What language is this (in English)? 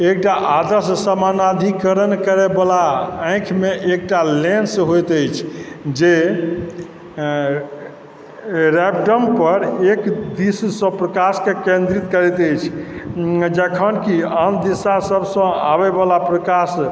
Maithili